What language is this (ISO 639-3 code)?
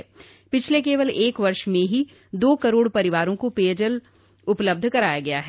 hin